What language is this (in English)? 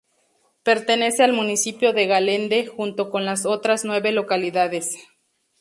Spanish